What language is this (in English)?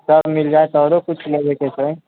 Maithili